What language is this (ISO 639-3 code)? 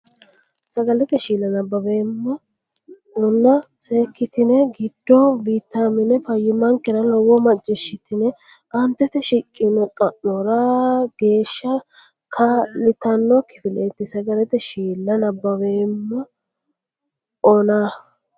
sid